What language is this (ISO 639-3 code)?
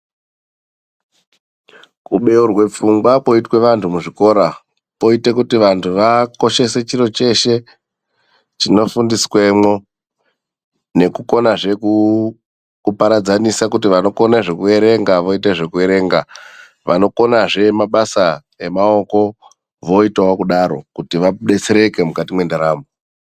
ndc